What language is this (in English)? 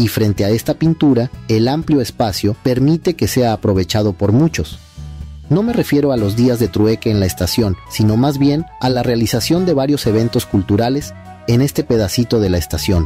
Spanish